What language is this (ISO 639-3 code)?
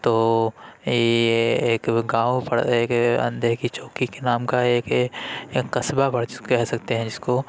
urd